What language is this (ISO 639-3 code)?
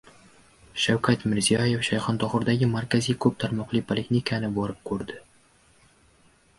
uzb